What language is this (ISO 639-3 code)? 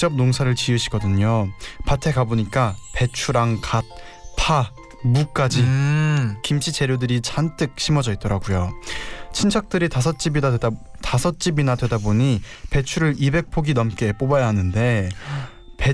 kor